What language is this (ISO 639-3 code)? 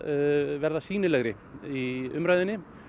isl